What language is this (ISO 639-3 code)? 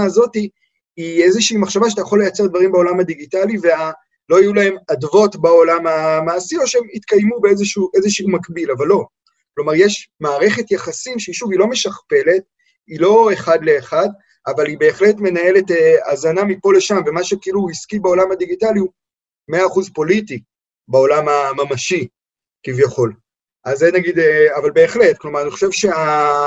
heb